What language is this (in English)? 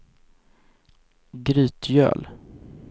Swedish